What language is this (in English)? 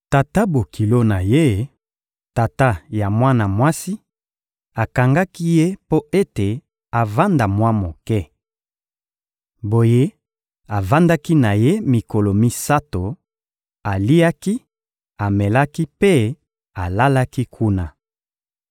Lingala